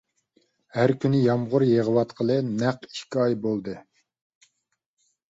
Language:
Uyghur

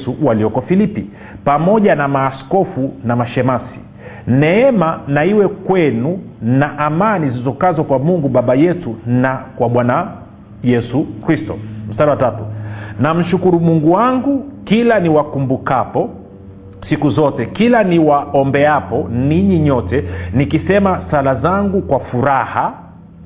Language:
Swahili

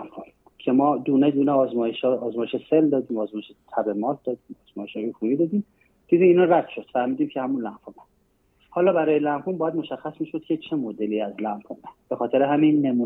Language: Persian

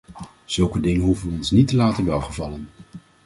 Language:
Dutch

